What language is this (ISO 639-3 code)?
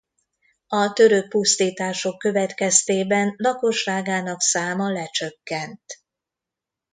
hun